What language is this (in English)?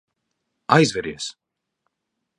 Latvian